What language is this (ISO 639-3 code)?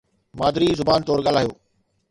snd